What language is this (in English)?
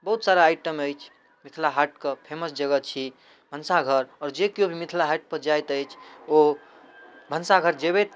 Maithili